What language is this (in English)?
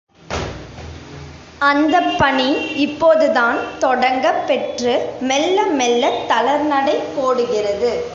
Tamil